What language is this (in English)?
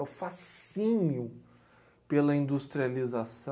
Portuguese